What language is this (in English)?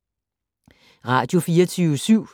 Danish